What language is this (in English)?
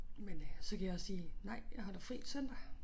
Danish